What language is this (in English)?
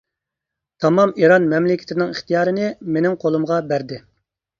Uyghur